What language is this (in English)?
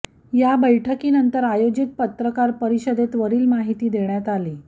Marathi